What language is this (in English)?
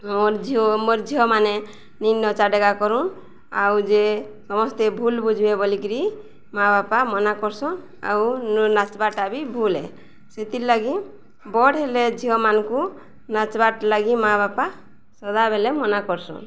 Odia